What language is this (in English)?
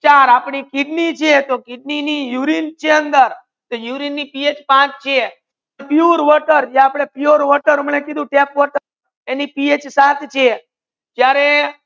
Gujarati